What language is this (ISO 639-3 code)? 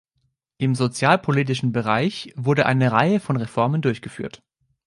deu